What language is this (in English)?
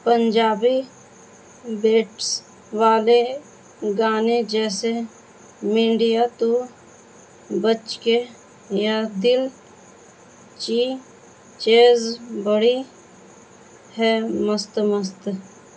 Urdu